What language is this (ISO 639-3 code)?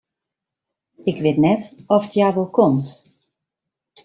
fry